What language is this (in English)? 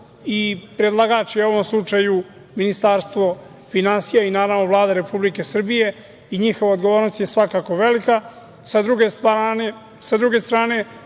Serbian